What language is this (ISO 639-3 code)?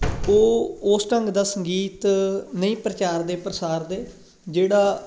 pan